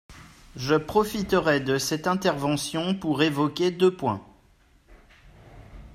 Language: French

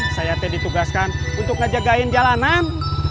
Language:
Indonesian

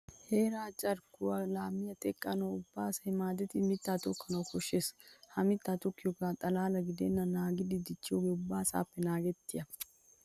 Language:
Wolaytta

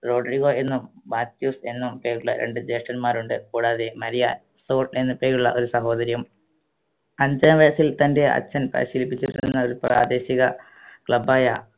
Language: Malayalam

